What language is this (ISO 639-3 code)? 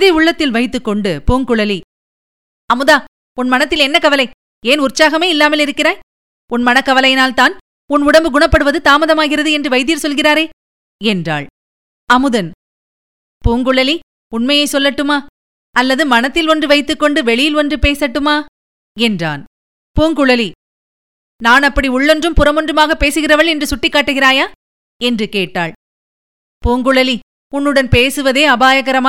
tam